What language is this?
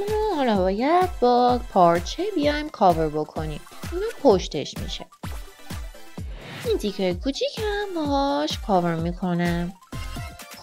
Persian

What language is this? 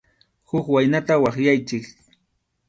Arequipa-La Unión Quechua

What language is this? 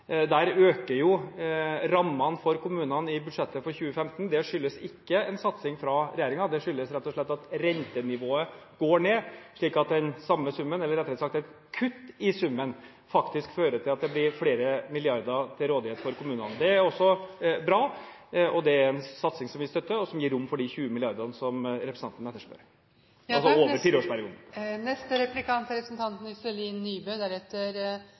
Norwegian Bokmål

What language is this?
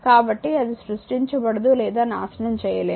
Telugu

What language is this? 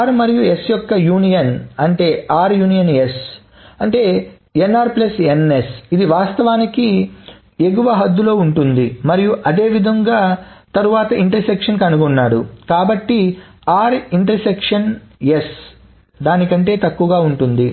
Telugu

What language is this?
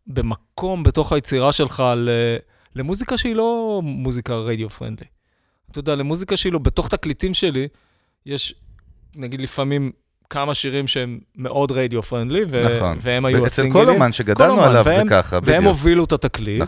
Hebrew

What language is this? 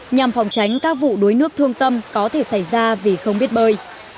Vietnamese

